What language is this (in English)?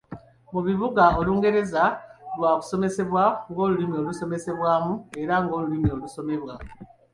Ganda